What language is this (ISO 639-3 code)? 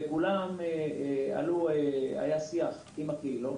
heb